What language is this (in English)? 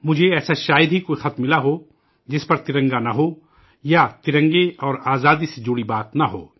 Urdu